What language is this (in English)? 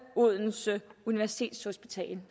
Danish